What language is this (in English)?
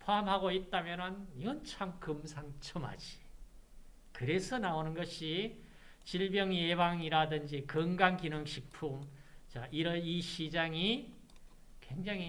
Korean